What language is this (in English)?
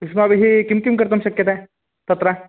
Sanskrit